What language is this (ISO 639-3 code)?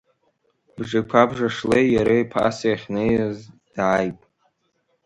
abk